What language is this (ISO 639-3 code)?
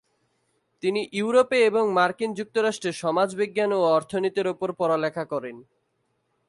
ben